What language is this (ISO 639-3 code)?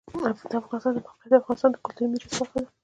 pus